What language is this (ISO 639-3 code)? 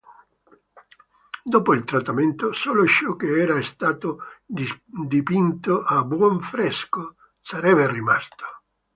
ita